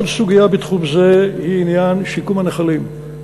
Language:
Hebrew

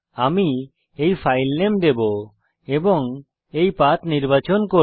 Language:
Bangla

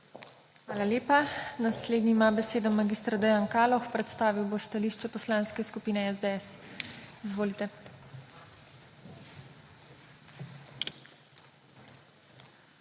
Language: Slovenian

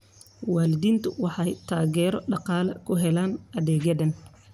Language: Somali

